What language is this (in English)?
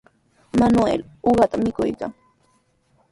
Sihuas Ancash Quechua